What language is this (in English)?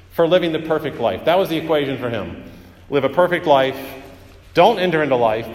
English